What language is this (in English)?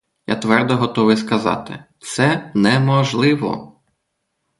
Ukrainian